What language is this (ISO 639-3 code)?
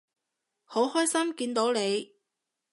yue